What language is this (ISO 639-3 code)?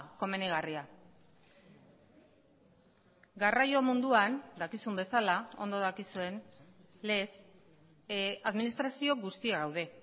eus